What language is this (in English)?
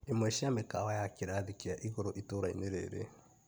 Kikuyu